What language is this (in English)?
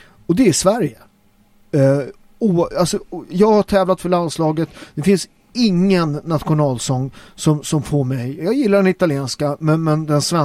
Swedish